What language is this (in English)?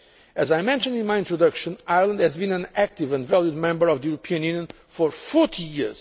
English